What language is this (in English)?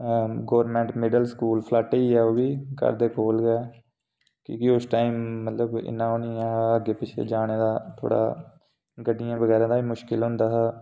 Dogri